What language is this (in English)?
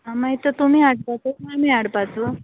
Konkani